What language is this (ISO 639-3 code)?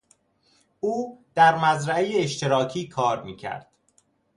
fas